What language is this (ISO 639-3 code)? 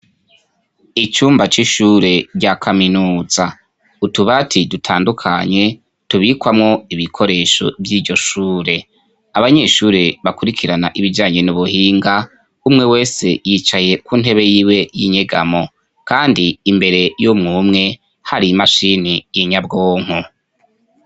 run